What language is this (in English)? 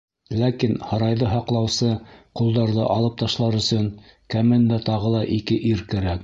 Bashkir